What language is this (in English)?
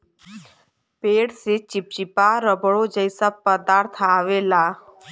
Bhojpuri